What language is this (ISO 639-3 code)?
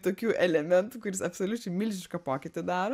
lit